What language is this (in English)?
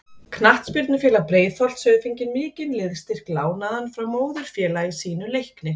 Icelandic